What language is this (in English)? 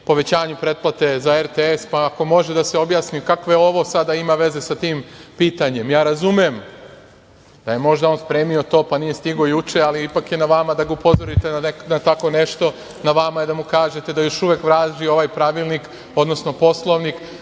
Serbian